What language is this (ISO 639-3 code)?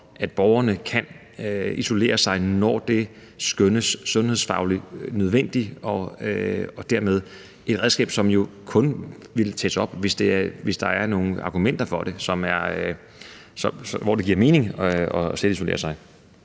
dan